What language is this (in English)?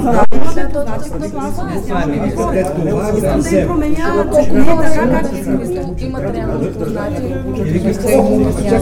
Bulgarian